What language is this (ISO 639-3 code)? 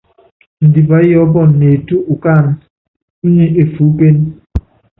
yav